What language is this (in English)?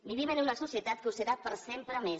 Catalan